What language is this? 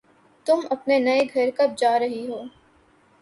Urdu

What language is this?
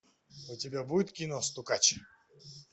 Russian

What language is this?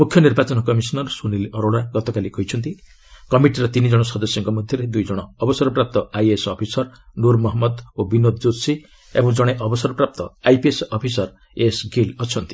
Odia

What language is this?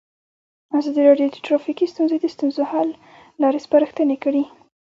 Pashto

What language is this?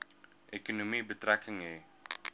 Afrikaans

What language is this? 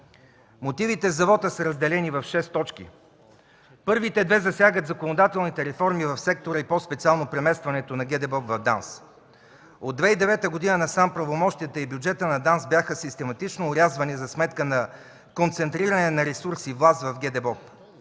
Bulgarian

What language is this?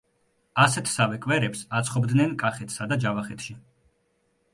Georgian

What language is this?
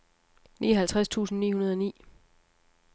Danish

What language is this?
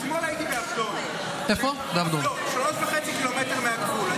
Hebrew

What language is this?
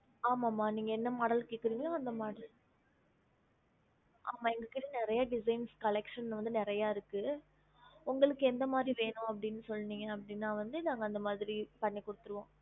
Tamil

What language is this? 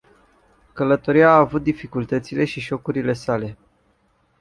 Romanian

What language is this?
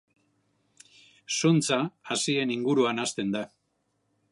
Basque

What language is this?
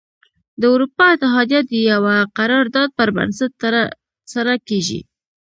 Pashto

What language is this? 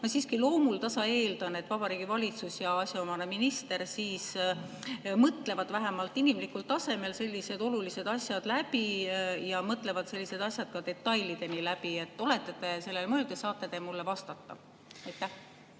Estonian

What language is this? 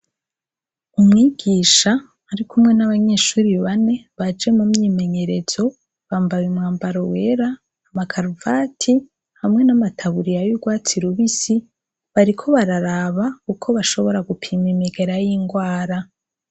Rundi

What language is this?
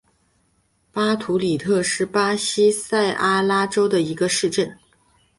Chinese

